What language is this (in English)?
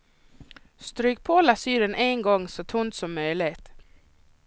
Swedish